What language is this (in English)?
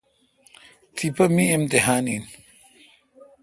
Kalkoti